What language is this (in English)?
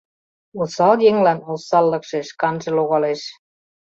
Mari